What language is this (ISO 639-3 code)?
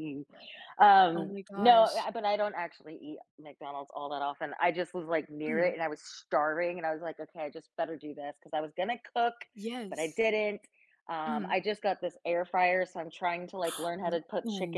eng